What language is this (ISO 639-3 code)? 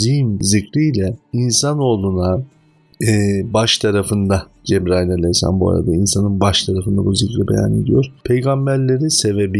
tur